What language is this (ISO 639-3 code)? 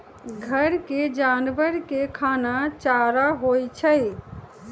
mag